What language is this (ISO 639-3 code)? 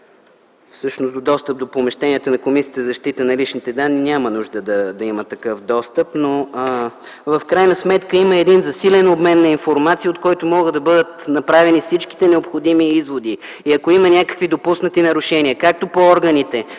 bul